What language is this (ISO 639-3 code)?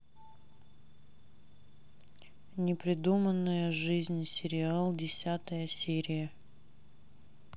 rus